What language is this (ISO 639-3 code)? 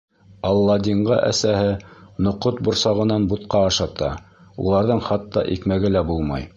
bak